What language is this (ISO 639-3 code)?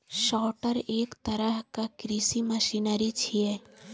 mai